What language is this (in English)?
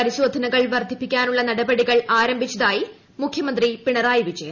Malayalam